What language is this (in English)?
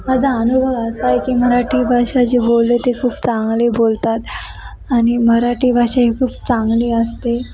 Marathi